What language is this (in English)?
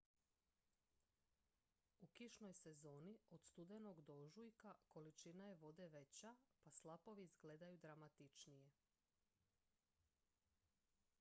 Croatian